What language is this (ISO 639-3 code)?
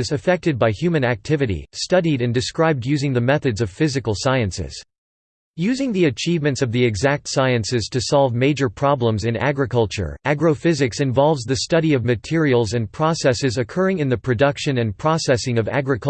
eng